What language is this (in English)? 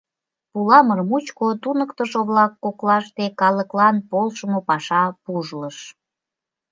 Mari